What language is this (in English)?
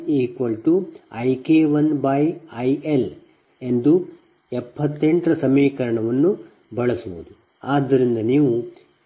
Kannada